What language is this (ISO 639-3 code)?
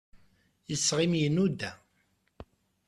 kab